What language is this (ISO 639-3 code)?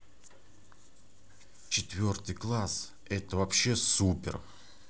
rus